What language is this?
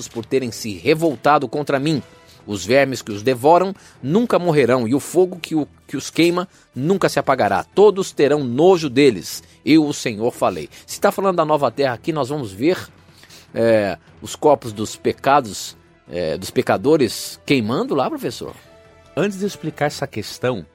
Portuguese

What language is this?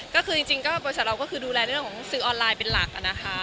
Thai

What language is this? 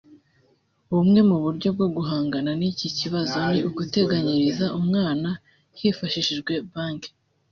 Kinyarwanda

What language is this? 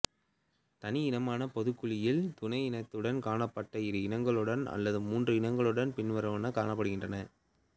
Tamil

